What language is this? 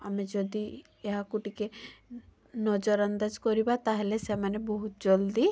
Odia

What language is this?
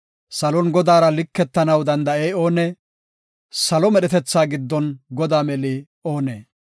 Gofa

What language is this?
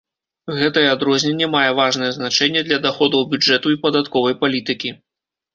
Belarusian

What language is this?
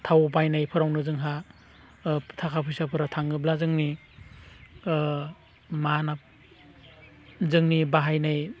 Bodo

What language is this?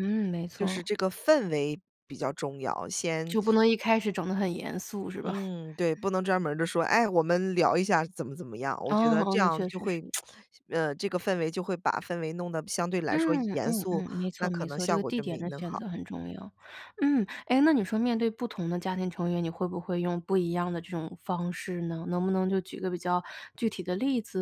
Chinese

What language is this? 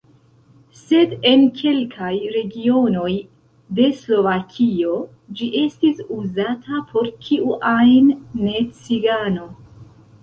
Esperanto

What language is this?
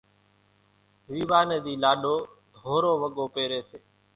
Kachi Koli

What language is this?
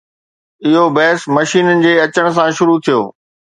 Sindhi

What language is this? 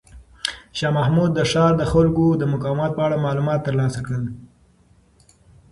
Pashto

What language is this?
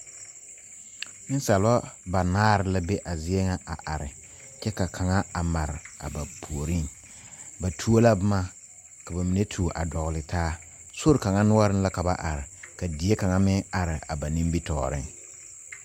Southern Dagaare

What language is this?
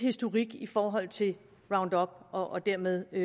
Danish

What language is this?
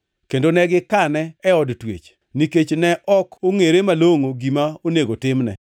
Luo (Kenya and Tanzania)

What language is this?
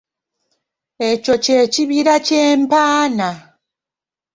Ganda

